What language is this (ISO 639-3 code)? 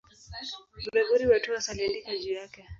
swa